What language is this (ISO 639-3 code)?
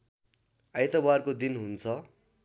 nep